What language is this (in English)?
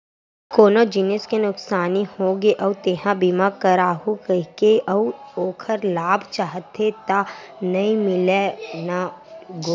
Chhattisgarhi